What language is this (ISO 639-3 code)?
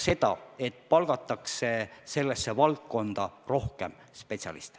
est